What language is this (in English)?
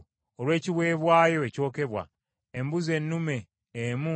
Ganda